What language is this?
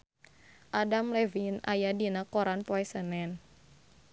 Sundanese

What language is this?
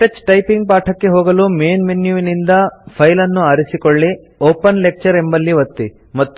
Kannada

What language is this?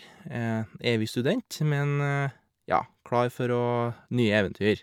Norwegian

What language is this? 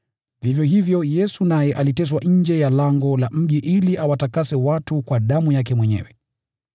Swahili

